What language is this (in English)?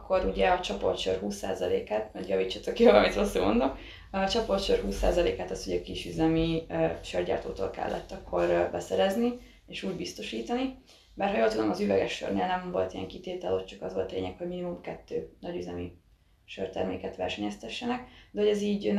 Hungarian